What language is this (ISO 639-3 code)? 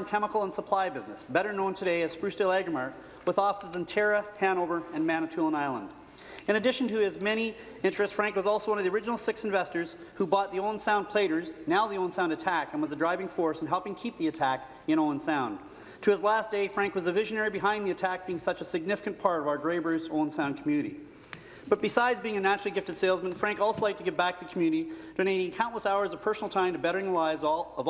eng